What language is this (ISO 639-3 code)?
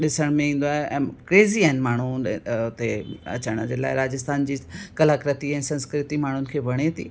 snd